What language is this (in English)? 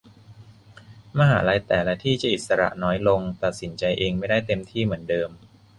Thai